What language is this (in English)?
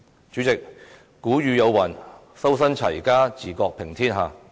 Cantonese